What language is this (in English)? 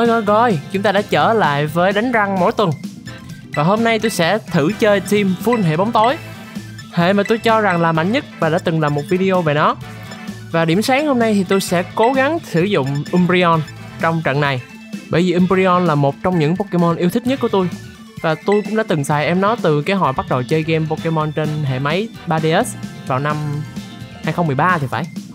Vietnamese